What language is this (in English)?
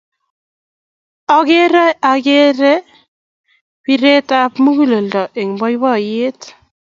Kalenjin